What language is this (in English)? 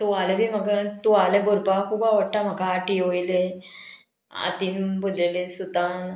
Konkani